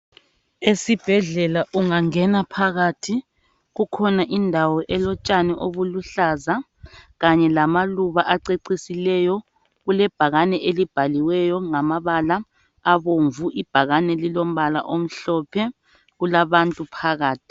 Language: North Ndebele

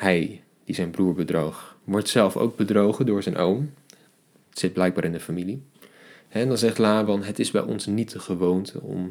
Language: Dutch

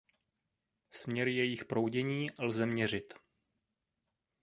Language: Czech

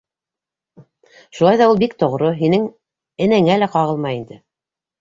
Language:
Bashkir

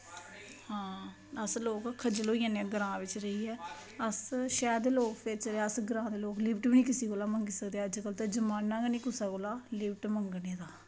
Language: Dogri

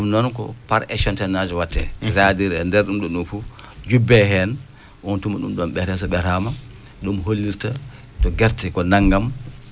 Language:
Fula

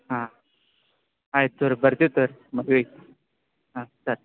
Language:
Kannada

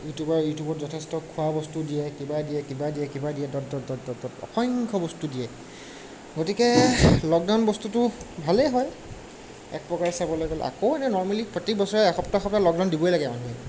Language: Assamese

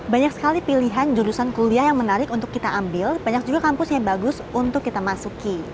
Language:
Indonesian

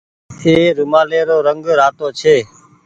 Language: Goaria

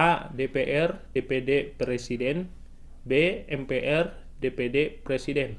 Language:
Indonesian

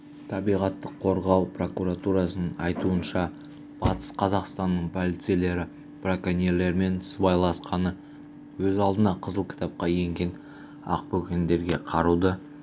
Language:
Kazakh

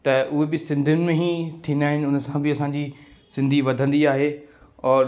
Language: Sindhi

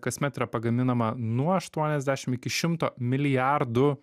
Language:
Lithuanian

